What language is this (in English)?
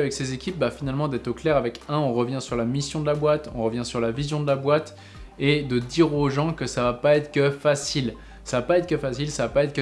French